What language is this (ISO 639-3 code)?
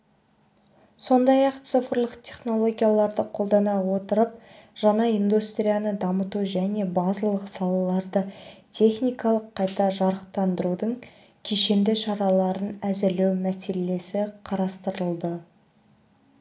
kaz